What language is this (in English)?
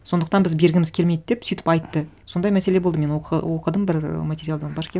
Kazakh